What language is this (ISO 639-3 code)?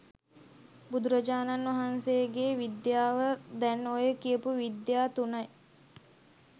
sin